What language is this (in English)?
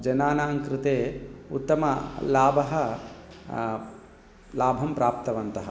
Sanskrit